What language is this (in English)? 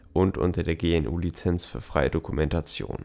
German